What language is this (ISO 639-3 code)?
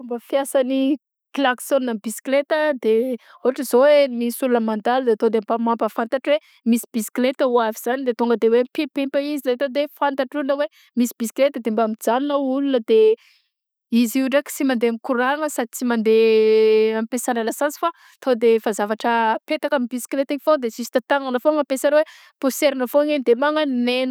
bzc